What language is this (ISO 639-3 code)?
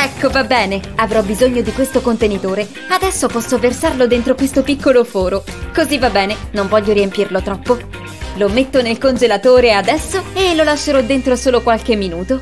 ita